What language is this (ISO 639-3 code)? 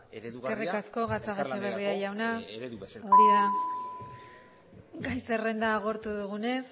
eus